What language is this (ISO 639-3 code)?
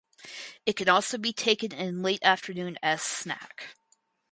eng